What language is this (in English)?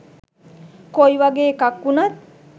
Sinhala